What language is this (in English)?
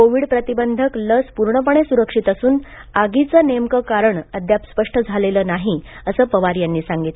Marathi